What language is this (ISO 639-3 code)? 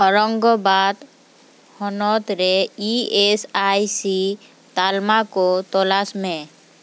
sat